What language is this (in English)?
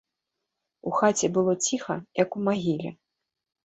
Belarusian